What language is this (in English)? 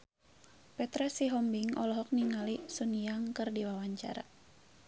Sundanese